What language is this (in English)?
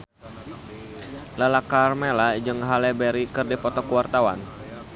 Sundanese